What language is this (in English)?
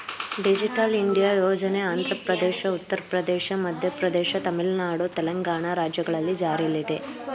Kannada